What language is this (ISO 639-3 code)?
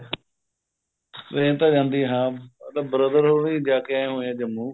pan